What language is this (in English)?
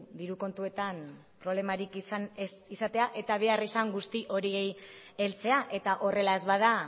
Basque